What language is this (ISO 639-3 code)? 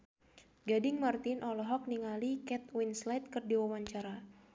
sun